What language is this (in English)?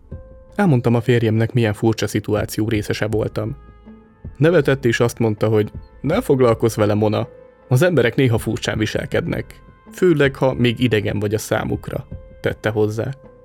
Hungarian